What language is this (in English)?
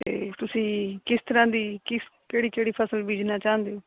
Punjabi